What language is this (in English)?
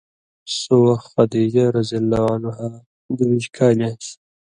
Indus Kohistani